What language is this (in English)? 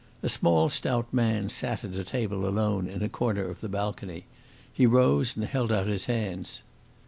English